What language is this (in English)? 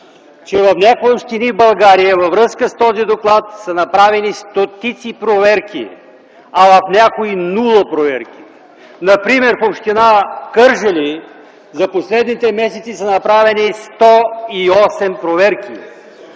Bulgarian